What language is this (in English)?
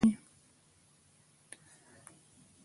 Pashto